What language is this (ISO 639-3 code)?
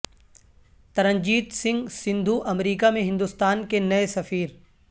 urd